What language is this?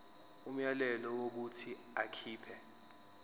Zulu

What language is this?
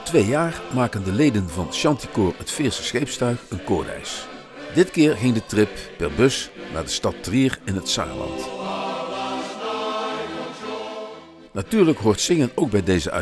Dutch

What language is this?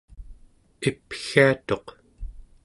Central Yupik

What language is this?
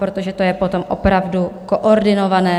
Czech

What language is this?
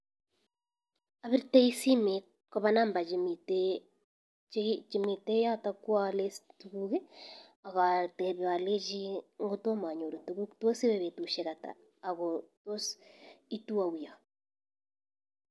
Kalenjin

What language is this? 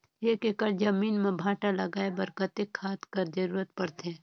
Chhattisgarhi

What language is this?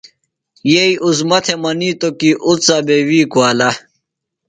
Phalura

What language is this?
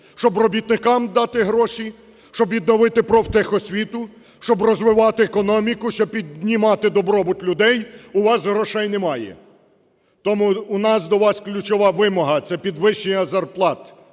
Ukrainian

